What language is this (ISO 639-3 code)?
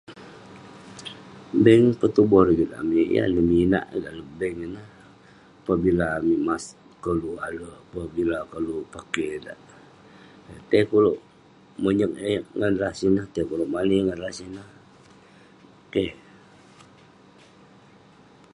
pne